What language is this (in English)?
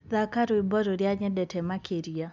Kikuyu